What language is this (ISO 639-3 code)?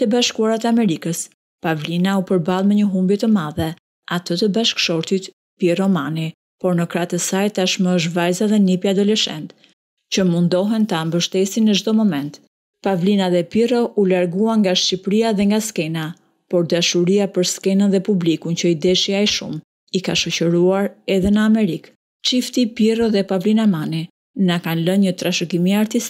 tur